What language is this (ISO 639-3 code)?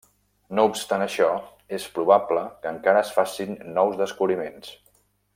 cat